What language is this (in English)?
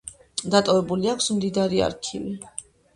Georgian